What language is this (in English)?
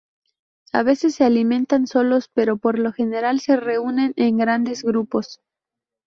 Spanish